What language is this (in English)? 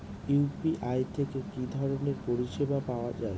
Bangla